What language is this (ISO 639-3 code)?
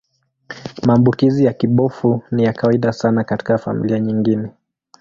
swa